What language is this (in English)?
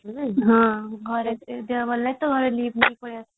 Odia